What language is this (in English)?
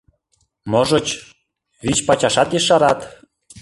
Mari